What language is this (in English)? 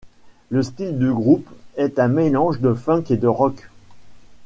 French